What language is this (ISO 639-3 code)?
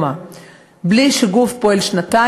heb